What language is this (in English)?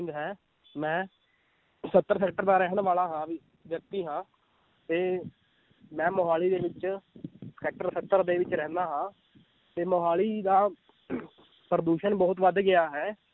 Punjabi